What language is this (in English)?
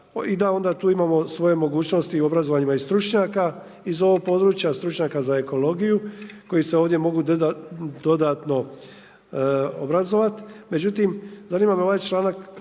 Croatian